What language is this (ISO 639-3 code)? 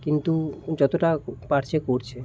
ben